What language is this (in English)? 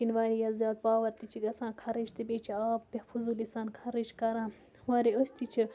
Kashmiri